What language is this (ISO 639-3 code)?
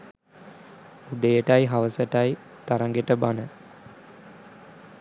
sin